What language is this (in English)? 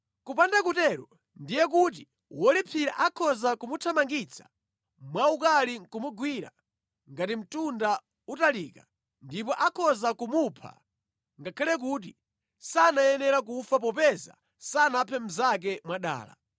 Nyanja